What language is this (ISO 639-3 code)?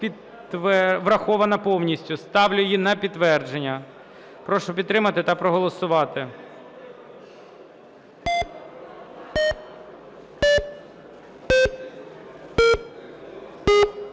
ukr